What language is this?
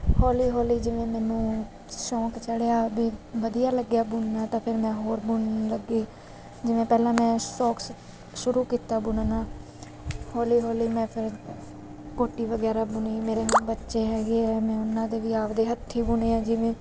Punjabi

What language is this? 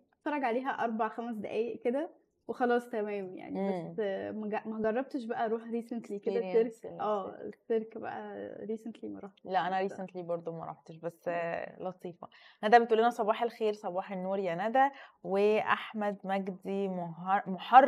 Arabic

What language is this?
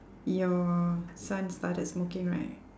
English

